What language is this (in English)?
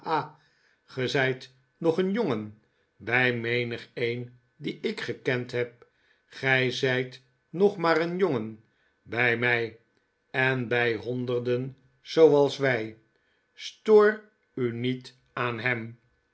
Dutch